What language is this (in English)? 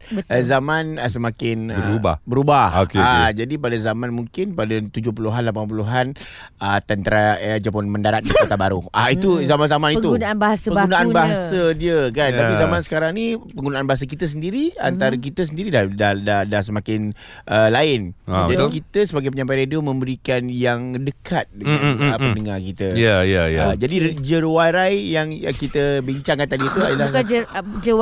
Malay